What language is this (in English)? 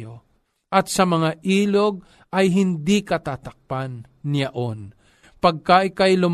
Filipino